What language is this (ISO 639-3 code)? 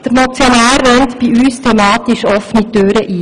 gsw